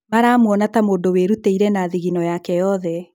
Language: Kikuyu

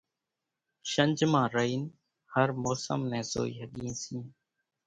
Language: Kachi Koli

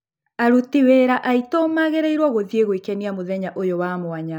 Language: Kikuyu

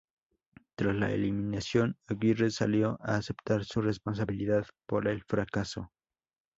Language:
Spanish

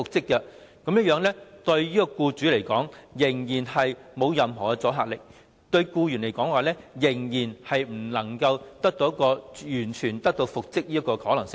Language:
Cantonese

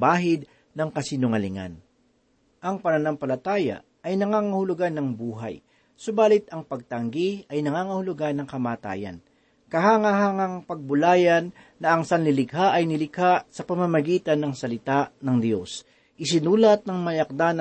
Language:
Filipino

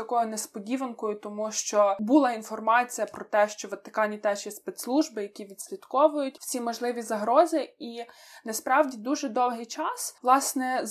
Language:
Ukrainian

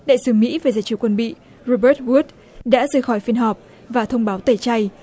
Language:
Vietnamese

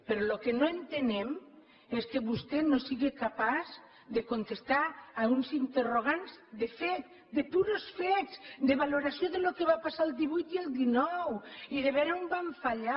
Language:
Catalan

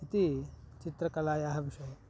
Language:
Sanskrit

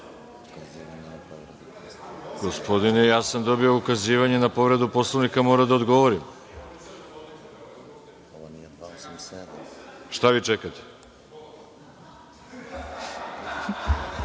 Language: Serbian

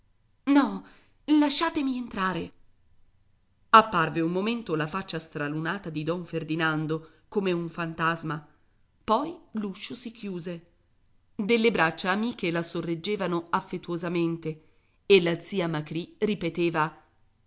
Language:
Italian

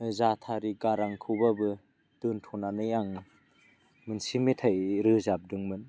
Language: Bodo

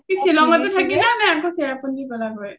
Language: Assamese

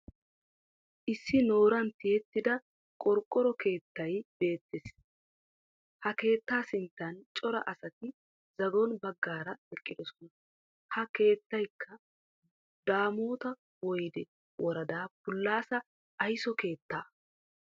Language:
Wolaytta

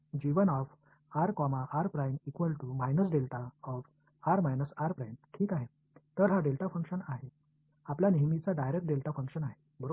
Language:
Marathi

